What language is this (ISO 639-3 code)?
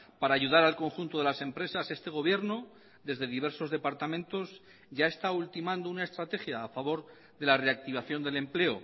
spa